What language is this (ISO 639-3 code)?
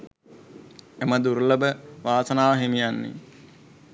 sin